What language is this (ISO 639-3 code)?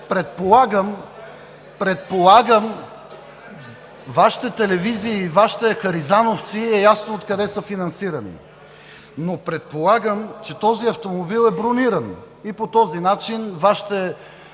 bul